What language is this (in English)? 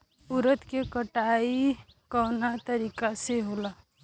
Bhojpuri